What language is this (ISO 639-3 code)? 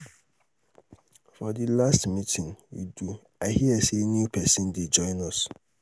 pcm